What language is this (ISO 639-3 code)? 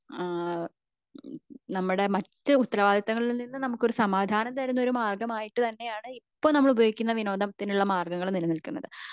mal